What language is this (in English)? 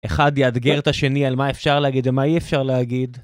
Hebrew